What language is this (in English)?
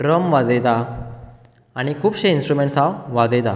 Konkani